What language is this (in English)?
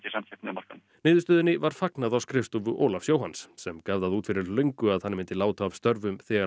Icelandic